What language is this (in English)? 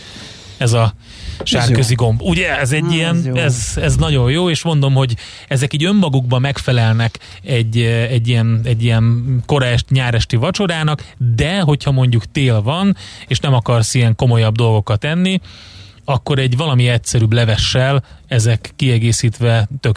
Hungarian